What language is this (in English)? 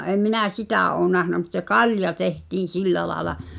Finnish